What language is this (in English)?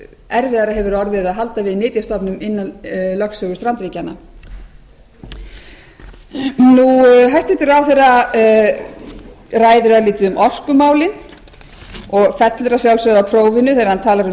Icelandic